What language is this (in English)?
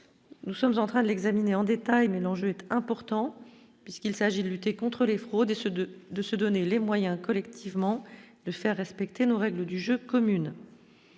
French